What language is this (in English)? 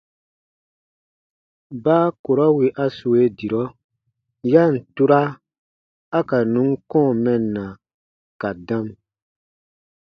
Baatonum